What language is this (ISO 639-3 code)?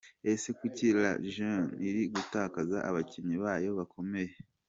kin